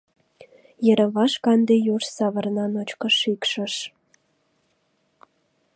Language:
Mari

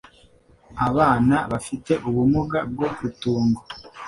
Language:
Kinyarwanda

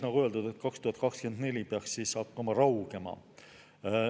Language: Estonian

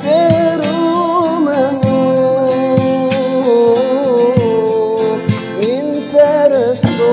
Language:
Indonesian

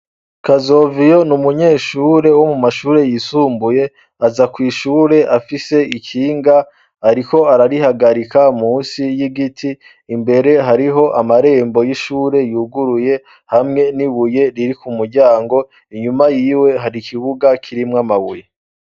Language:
Rundi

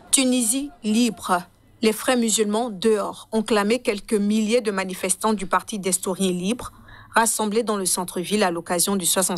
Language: French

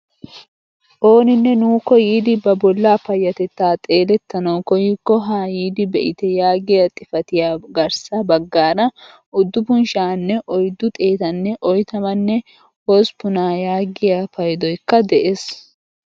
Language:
Wolaytta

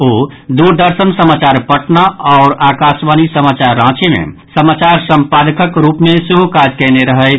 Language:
Maithili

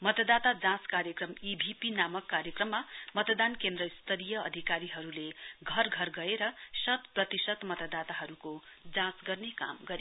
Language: Nepali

